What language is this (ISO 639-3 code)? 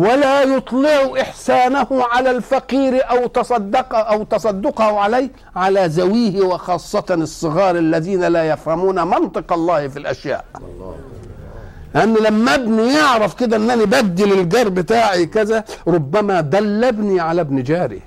ara